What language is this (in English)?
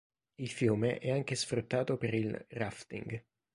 Italian